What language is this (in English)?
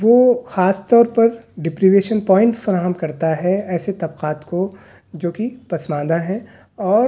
Urdu